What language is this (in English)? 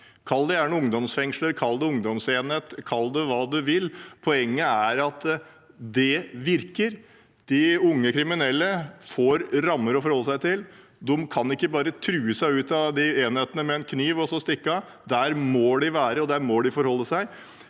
Norwegian